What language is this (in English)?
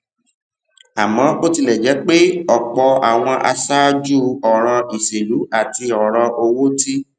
Yoruba